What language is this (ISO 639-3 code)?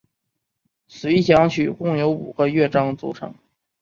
zho